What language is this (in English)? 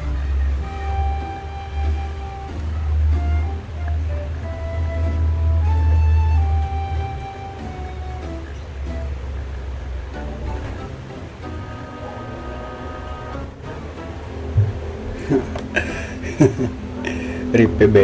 Indonesian